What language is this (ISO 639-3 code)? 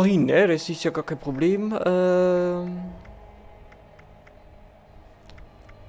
deu